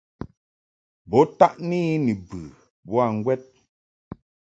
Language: Mungaka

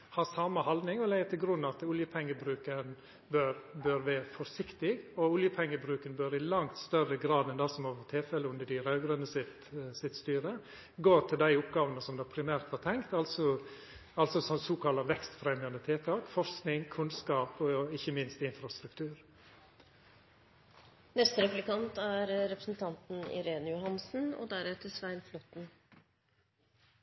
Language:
Norwegian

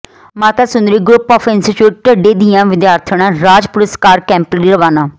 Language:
Punjabi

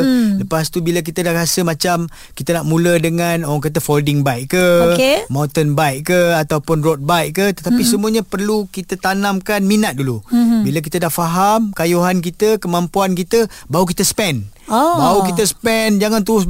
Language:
Malay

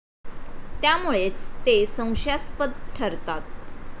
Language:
Marathi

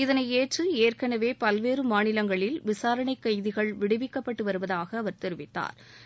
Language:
Tamil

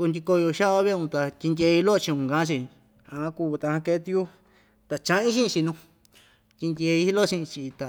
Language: Ixtayutla Mixtec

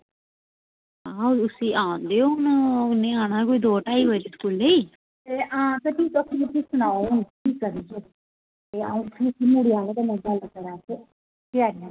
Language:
Dogri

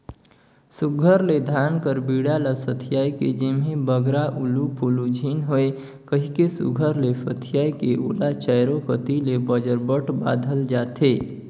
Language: Chhattisgarhi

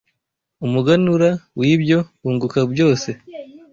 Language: Kinyarwanda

